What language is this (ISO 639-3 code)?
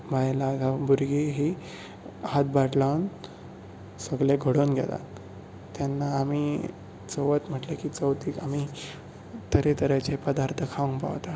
kok